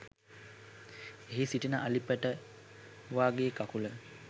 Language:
Sinhala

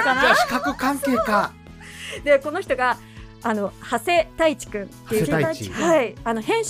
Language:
Japanese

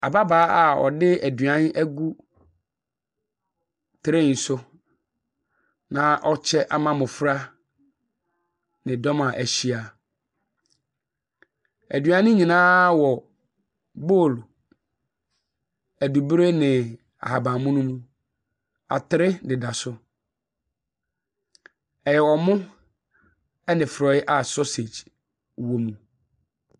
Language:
Akan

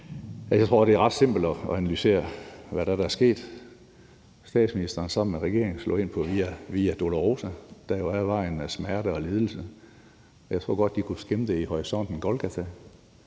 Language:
Danish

